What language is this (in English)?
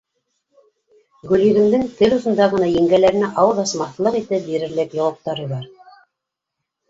Bashkir